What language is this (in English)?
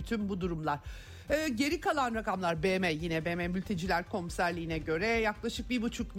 Turkish